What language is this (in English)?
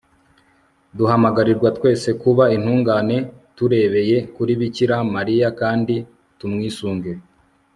Kinyarwanda